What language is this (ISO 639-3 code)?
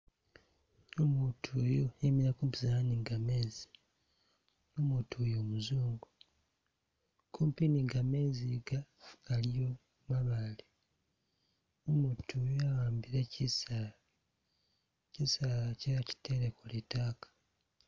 myx